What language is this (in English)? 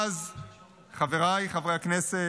Hebrew